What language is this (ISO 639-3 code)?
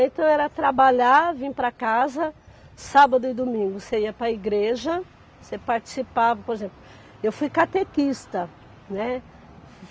por